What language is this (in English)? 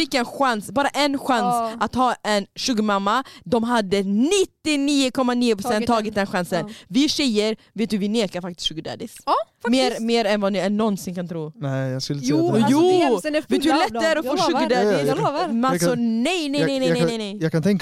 Swedish